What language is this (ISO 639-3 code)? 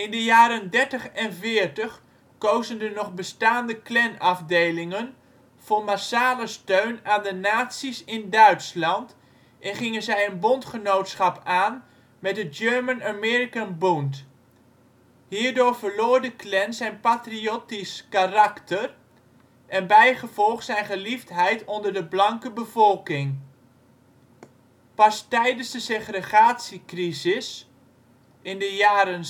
nld